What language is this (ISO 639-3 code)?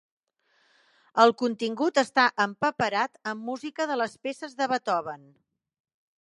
cat